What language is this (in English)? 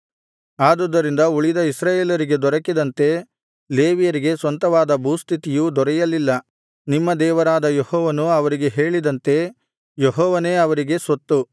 Kannada